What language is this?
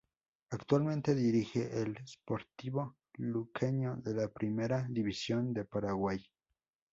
Spanish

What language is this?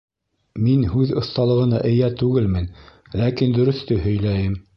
Bashkir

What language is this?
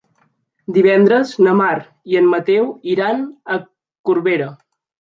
Catalan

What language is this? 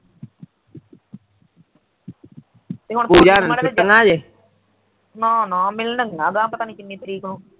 Punjabi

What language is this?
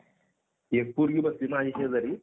Marathi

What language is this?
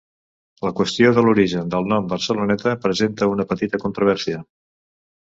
Catalan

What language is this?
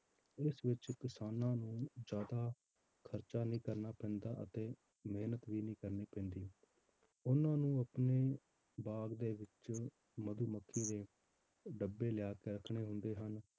Punjabi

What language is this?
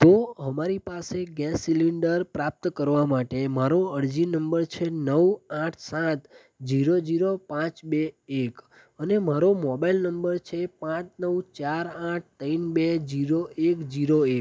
Gujarati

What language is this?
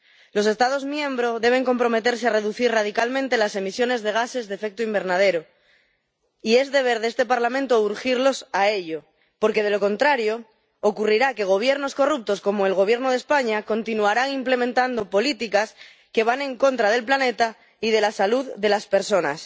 Spanish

